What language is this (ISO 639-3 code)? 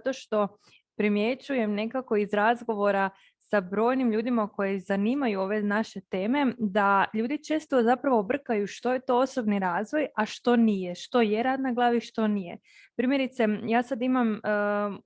hrv